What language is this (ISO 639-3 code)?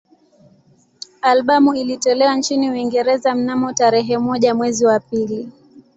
swa